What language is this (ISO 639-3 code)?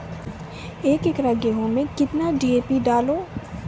mai